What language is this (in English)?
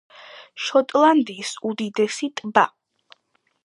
Georgian